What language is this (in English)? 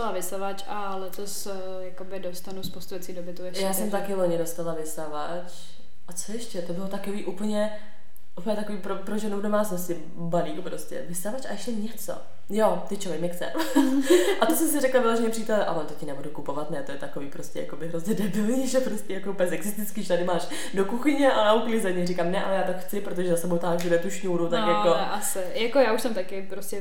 Czech